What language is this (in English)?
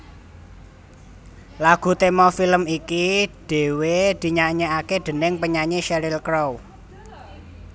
Javanese